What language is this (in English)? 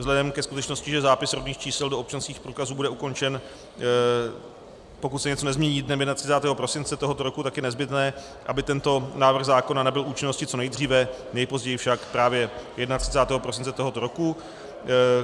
Czech